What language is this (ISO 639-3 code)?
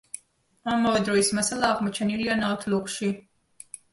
kat